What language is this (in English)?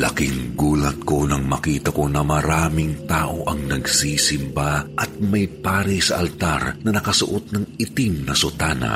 Filipino